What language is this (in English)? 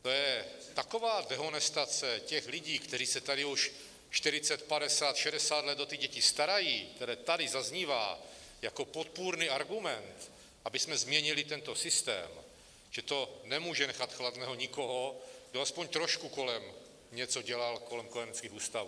Czech